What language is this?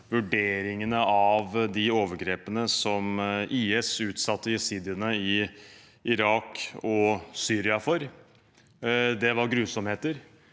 Norwegian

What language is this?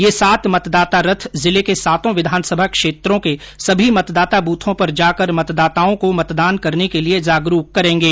Hindi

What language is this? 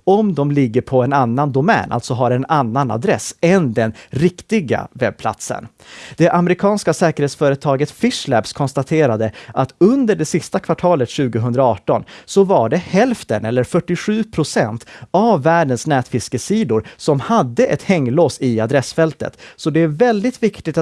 Swedish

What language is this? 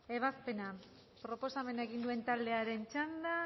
Basque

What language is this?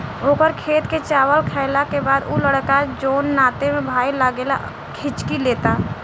Bhojpuri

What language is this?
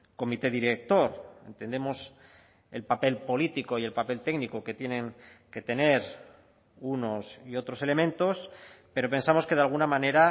Spanish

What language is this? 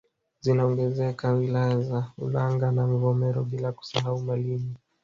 Swahili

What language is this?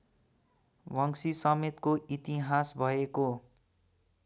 Nepali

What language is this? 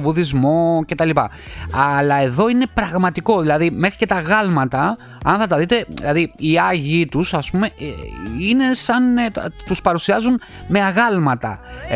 Greek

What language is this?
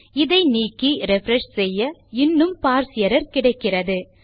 Tamil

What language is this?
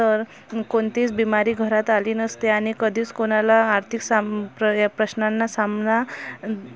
Marathi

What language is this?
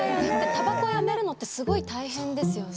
Japanese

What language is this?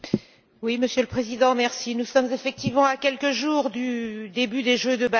French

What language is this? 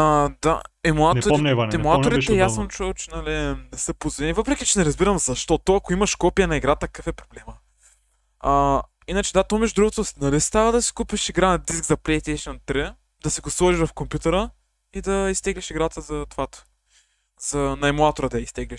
Bulgarian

